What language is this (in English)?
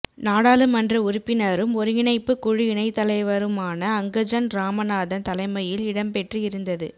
Tamil